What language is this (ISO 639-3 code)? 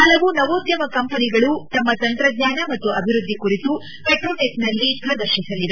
kan